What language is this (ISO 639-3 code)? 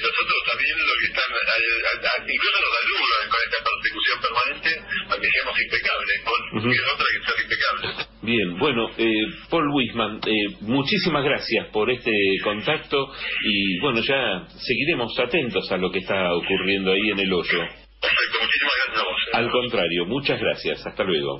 spa